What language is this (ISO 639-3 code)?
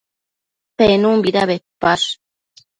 mcf